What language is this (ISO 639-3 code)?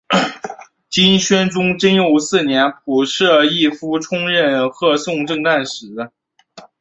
zho